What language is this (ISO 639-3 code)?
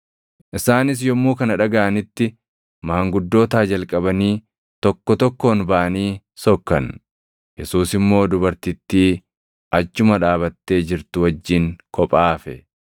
orm